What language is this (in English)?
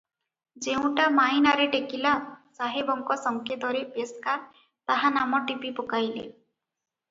Odia